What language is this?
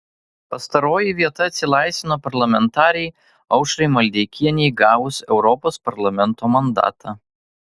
Lithuanian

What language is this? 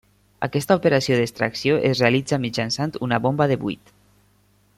Catalan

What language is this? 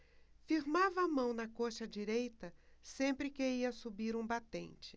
Portuguese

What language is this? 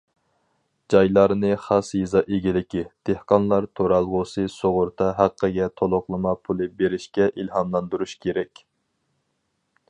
Uyghur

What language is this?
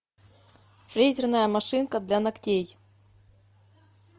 Russian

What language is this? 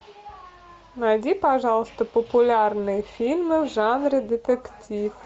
Russian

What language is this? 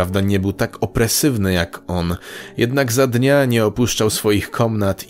Polish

